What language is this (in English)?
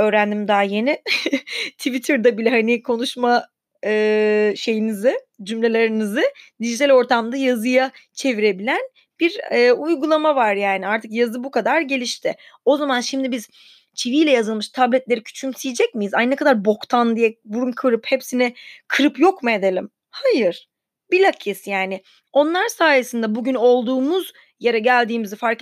Turkish